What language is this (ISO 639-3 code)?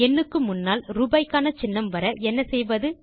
tam